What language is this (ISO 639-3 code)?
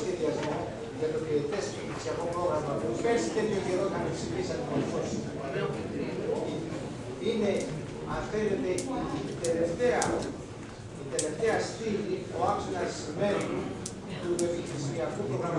ell